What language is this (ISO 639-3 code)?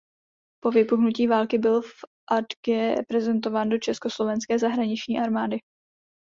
ces